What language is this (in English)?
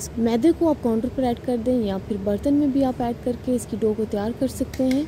Hindi